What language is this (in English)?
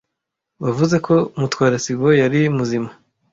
Kinyarwanda